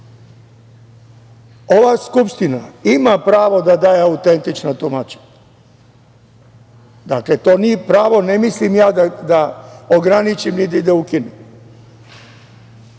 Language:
Serbian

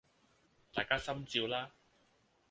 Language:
Cantonese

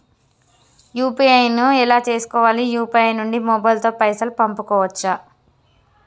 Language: Telugu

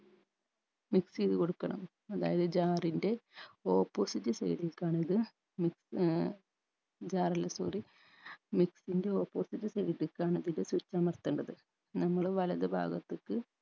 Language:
Malayalam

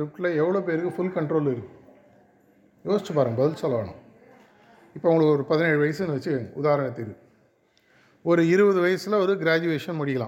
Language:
Tamil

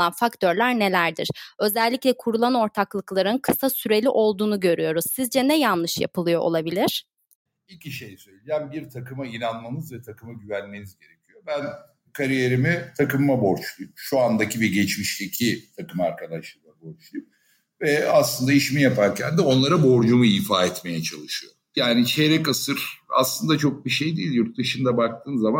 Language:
Turkish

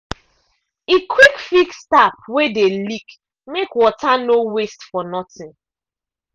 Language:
Nigerian Pidgin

